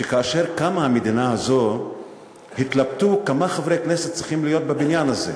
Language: Hebrew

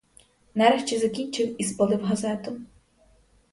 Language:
Ukrainian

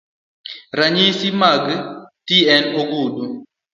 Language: Luo (Kenya and Tanzania)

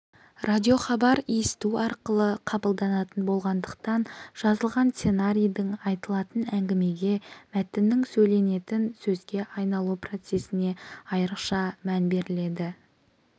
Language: Kazakh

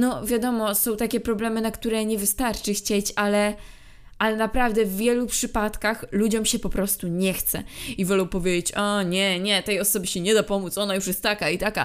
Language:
Polish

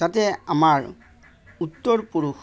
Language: Assamese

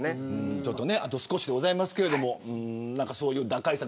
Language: Japanese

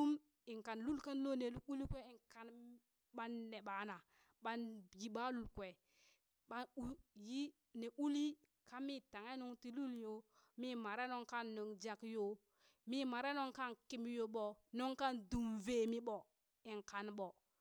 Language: Burak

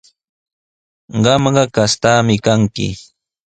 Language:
Sihuas Ancash Quechua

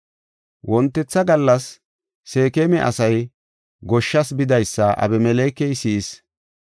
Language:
Gofa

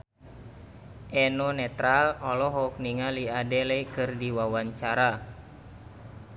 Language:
Sundanese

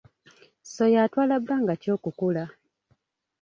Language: Ganda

